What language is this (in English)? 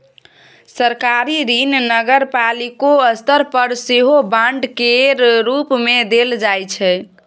Maithili